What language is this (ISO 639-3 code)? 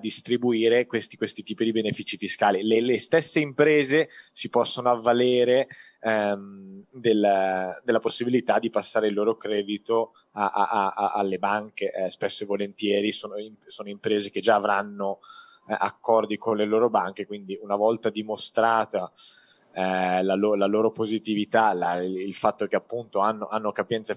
ita